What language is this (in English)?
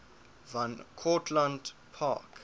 English